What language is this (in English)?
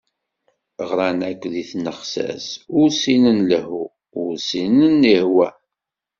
Kabyle